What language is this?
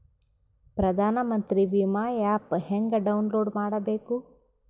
Kannada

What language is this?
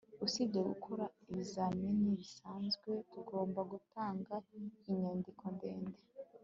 Kinyarwanda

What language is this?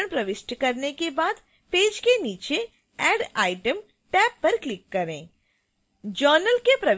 Hindi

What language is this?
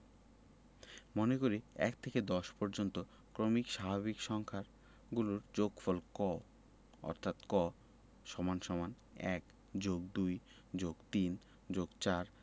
Bangla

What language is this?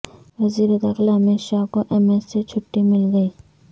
Urdu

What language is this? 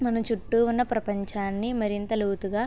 Telugu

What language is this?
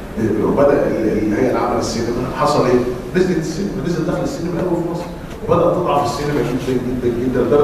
Arabic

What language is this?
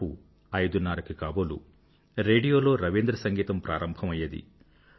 Telugu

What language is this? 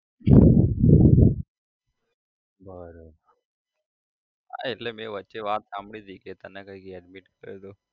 Gujarati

